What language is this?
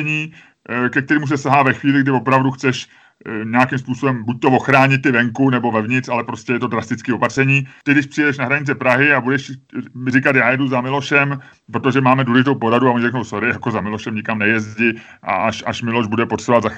Czech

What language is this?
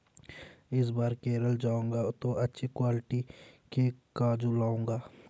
Hindi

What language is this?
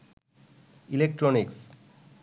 Bangla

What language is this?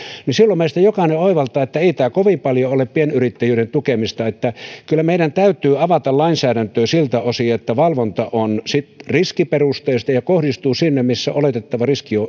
Finnish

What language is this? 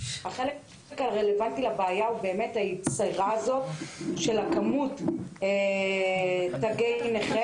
Hebrew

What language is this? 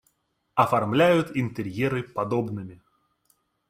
Russian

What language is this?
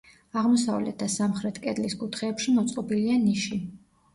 Georgian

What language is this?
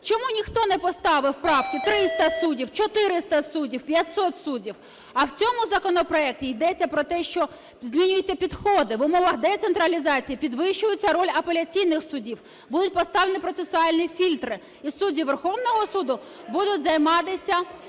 Ukrainian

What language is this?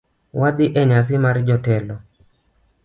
Luo (Kenya and Tanzania)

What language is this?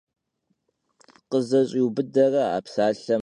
Kabardian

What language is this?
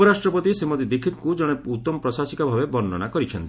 Odia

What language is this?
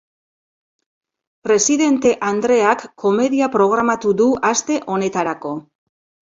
Basque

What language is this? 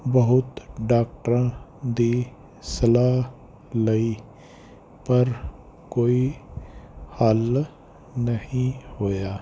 Punjabi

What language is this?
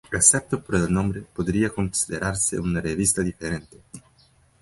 Spanish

